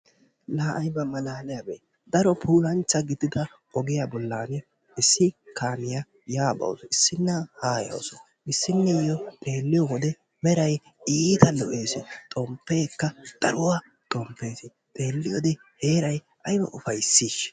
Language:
Wolaytta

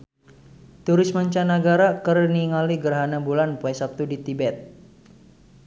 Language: Sundanese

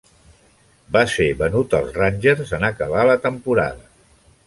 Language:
Catalan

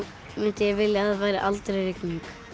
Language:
Icelandic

